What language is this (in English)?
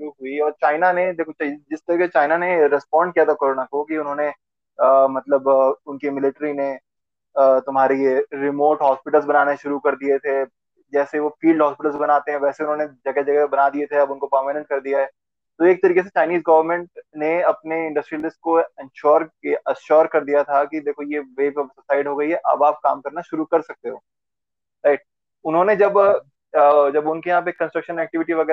Hindi